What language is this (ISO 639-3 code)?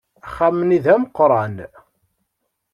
kab